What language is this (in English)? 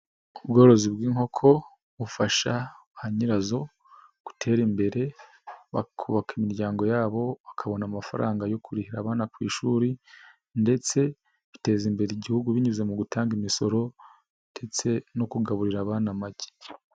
Kinyarwanda